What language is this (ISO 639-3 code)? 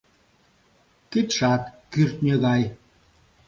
chm